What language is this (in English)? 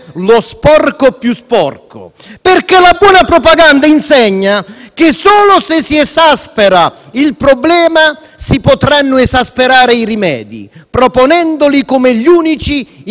Italian